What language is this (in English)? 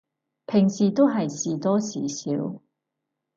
Cantonese